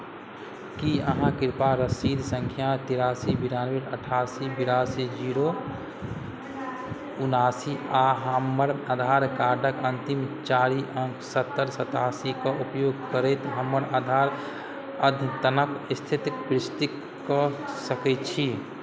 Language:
Maithili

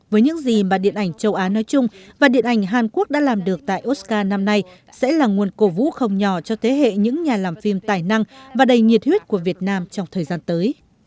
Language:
Vietnamese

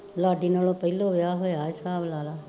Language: Punjabi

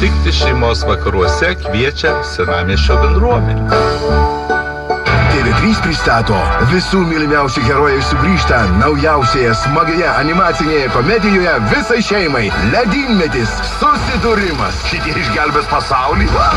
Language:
Lithuanian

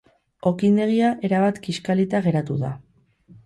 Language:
Basque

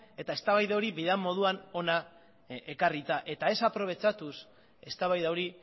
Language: Basque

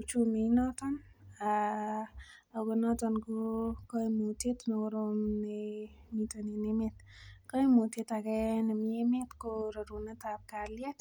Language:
Kalenjin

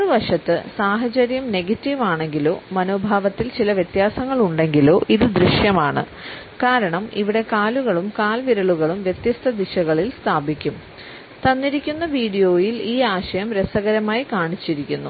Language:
Malayalam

